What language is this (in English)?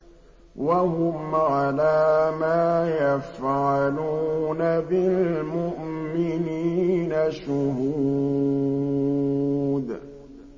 Arabic